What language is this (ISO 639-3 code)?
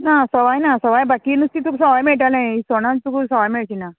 kok